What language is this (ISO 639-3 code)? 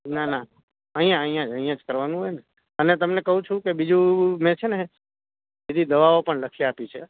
guj